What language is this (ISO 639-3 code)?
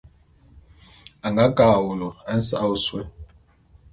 bum